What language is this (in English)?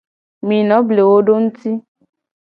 Gen